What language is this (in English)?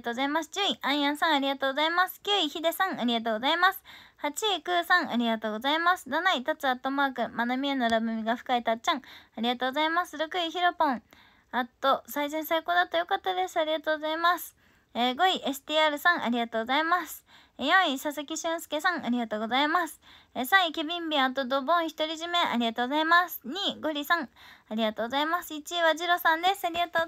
Japanese